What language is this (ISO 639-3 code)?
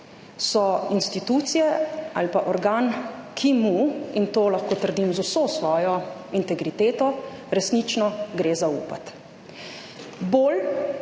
slv